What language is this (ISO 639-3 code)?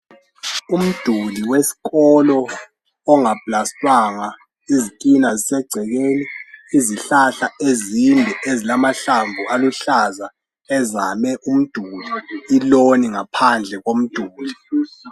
nde